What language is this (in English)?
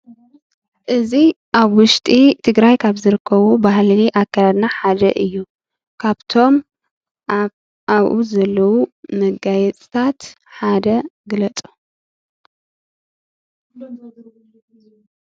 Tigrinya